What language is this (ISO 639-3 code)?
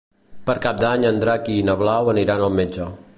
cat